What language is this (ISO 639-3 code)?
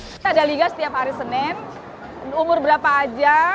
ind